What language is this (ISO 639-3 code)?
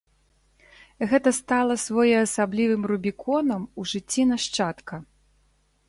bel